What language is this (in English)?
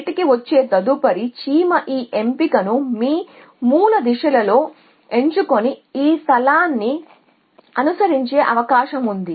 Telugu